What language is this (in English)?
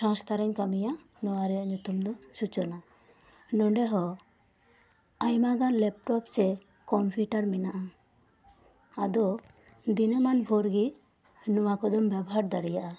Santali